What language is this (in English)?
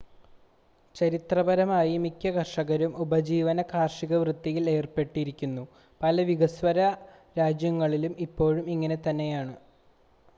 Malayalam